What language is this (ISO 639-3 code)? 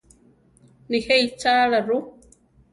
tar